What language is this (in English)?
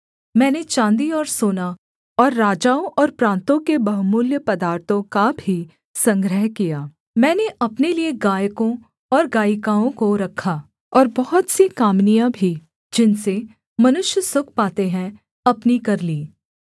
Hindi